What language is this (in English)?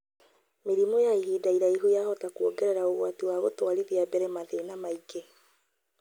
Kikuyu